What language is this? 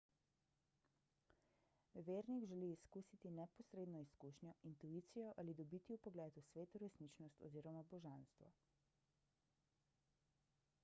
Slovenian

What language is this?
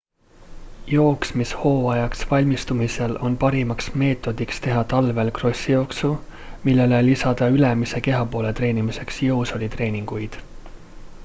Estonian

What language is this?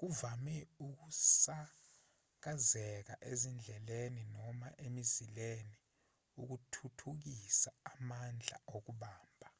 Zulu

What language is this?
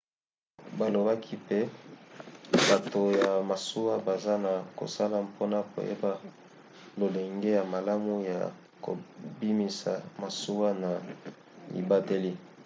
Lingala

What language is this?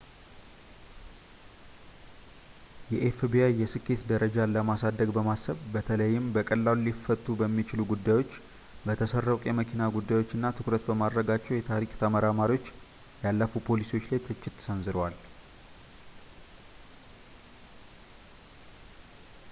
Amharic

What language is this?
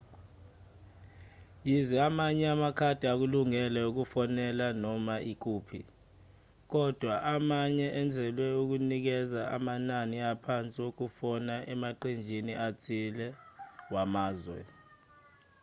Zulu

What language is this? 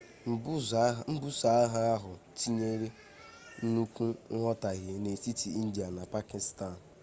Igbo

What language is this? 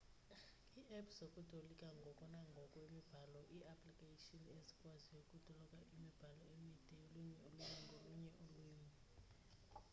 Xhosa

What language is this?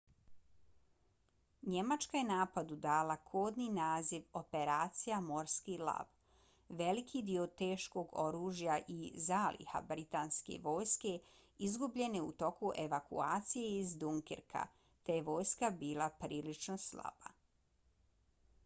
Bosnian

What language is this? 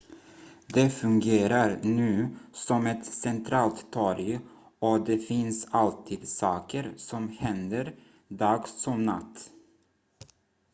Swedish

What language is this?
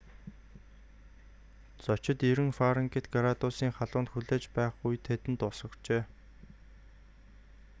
Mongolian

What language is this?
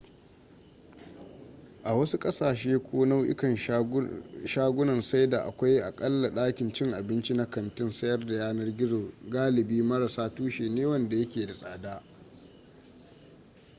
Hausa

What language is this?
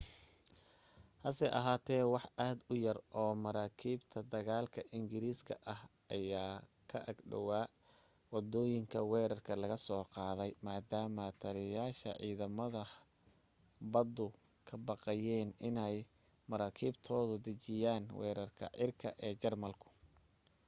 Somali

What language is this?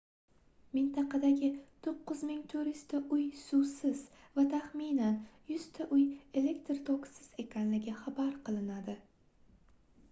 Uzbek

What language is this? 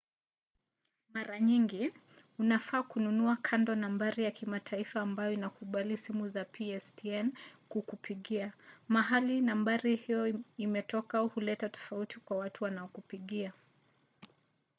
Swahili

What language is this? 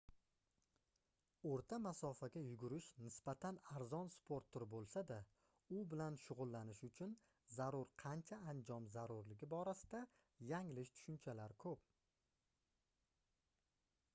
Uzbek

